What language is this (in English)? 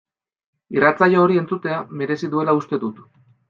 Basque